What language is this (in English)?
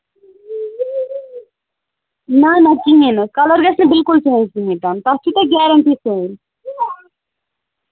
Kashmiri